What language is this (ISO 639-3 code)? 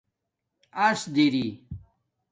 dmk